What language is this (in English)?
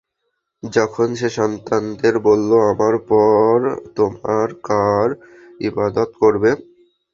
Bangla